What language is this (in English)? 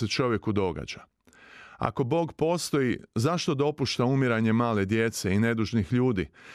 Croatian